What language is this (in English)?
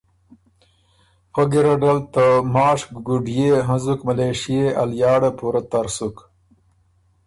Ormuri